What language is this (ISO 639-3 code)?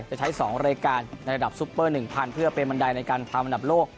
tha